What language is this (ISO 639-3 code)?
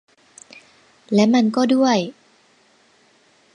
tha